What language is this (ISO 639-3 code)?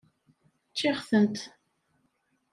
kab